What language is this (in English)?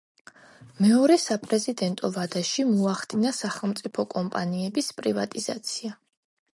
Georgian